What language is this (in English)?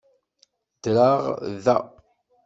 Kabyle